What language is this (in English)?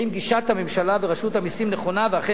Hebrew